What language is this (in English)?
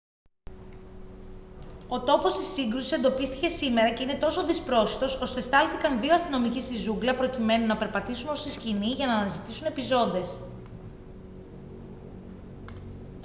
Greek